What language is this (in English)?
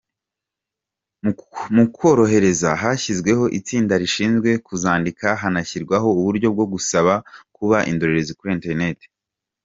Kinyarwanda